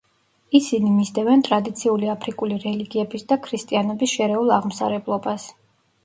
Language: Georgian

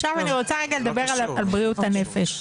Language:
Hebrew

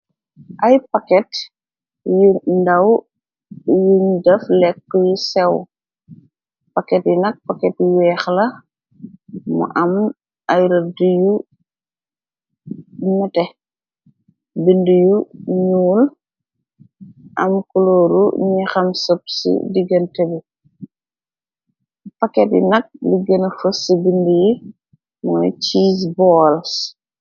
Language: Wolof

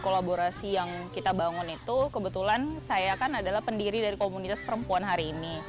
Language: Indonesian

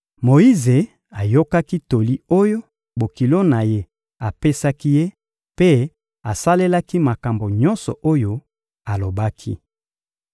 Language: Lingala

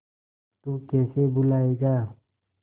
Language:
Hindi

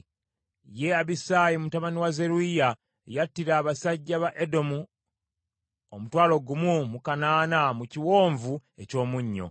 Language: Ganda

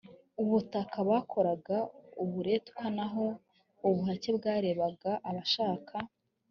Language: Kinyarwanda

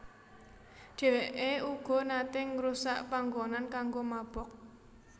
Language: Javanese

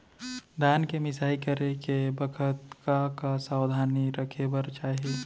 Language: Chhattisgarhi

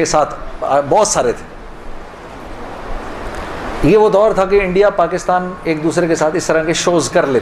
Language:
Urdu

